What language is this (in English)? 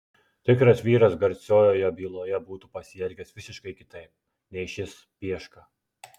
Lithuanian